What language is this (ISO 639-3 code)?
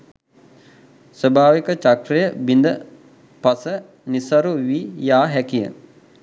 sin